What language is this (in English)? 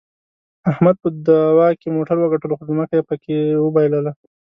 Pashto